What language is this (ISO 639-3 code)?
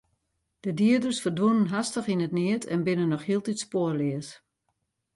fry